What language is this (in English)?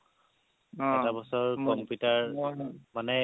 Assamese